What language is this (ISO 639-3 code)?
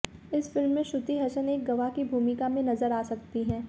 hin